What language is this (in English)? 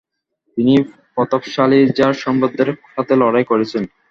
Bangla